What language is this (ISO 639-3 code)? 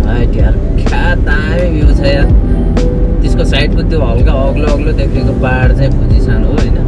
nep